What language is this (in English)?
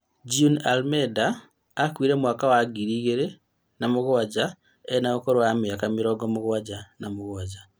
Kikuyu